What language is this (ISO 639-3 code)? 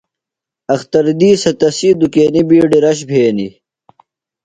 phl